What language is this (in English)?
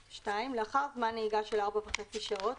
Hebrew